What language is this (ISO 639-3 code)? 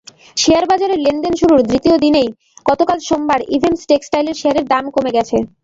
ben